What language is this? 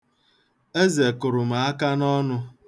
Igbo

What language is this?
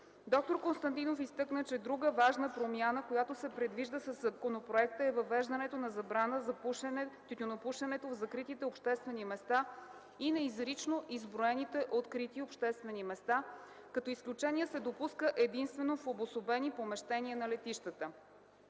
Bulgarian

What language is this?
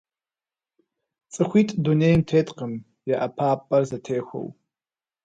Kabardian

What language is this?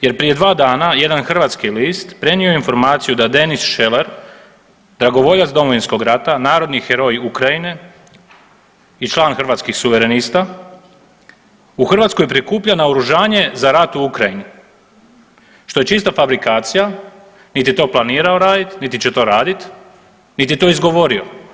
Croatian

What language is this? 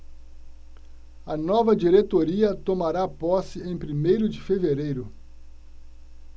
Portuguese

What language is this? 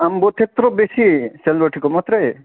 Nepali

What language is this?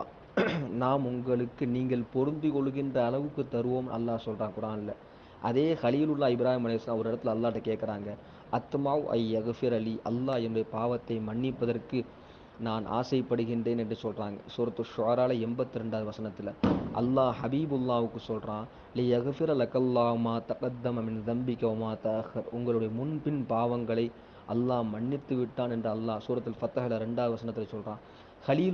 Tamil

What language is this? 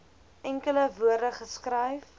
Afrikaans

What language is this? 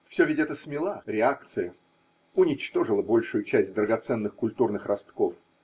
Russian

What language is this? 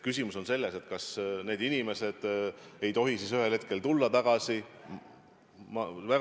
Estonian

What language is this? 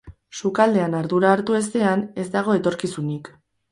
Basque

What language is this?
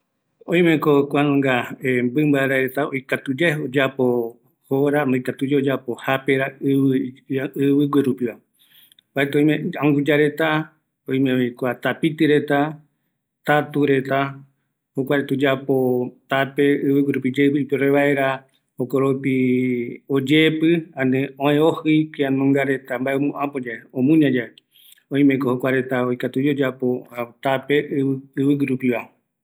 Eastern Bolivian Guaraní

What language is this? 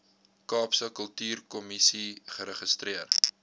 Afrikaans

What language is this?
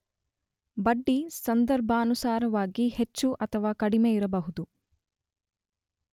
Kannada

